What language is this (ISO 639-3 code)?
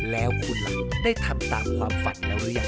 tha